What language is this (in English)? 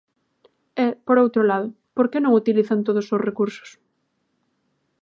Galician